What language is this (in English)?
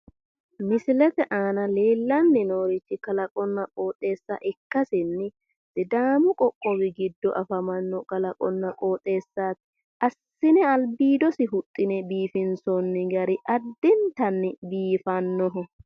Sidamo